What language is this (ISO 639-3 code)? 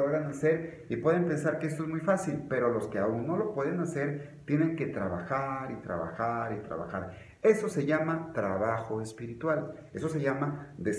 spa